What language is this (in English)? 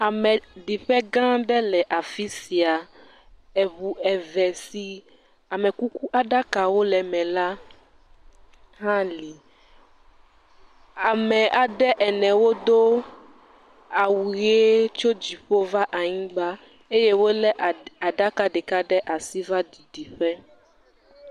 Ewe